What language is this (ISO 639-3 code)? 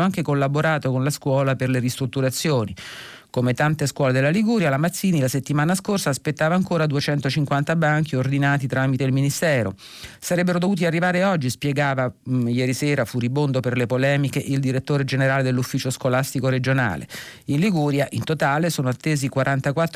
ita